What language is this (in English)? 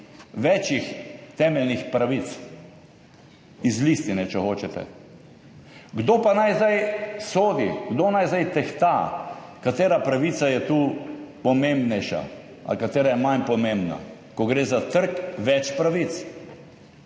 Slovenian